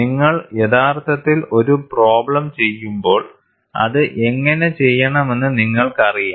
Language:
Malayalam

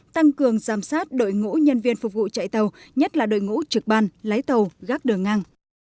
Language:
Vietnamese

